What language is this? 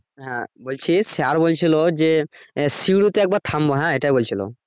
Bangla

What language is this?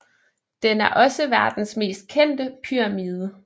Danish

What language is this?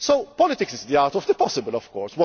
English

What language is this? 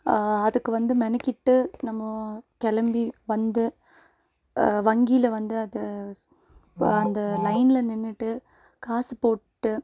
Tamil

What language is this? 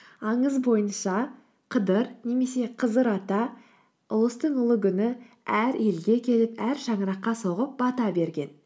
Kazakh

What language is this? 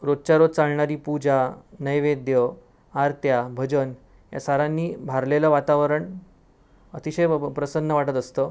Marathi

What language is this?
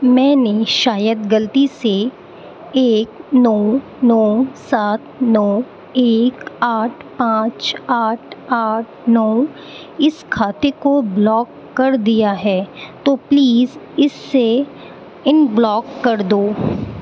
Urdu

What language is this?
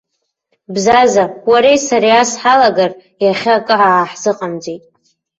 Abkhazian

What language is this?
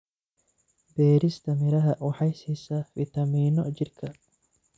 Somali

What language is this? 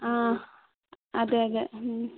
Malayalam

